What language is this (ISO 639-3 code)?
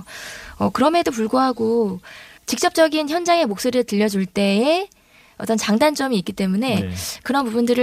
kor